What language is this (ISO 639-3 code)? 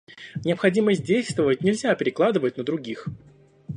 rus